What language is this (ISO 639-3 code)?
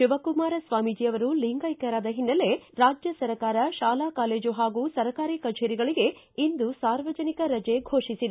kan